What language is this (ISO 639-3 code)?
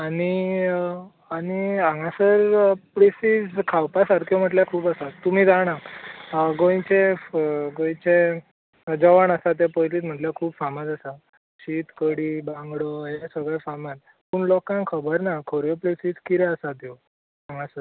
kok